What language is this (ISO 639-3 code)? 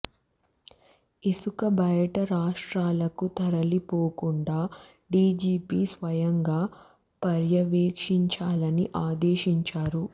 tel